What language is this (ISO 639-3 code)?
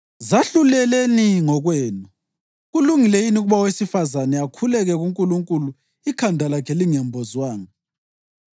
nde